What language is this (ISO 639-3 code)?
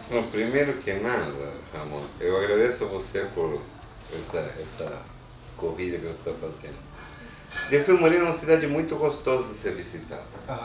por